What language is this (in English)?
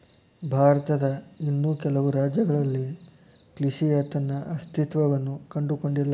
Kannada